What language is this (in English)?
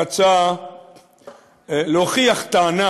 Hebrew